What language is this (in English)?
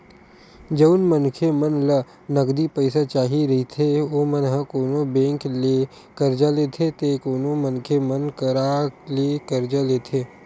Chhattisgarhi